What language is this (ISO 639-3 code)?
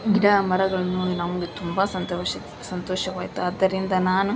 kan